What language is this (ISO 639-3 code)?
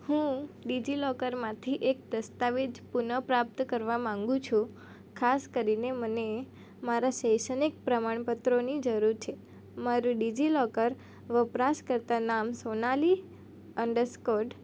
guj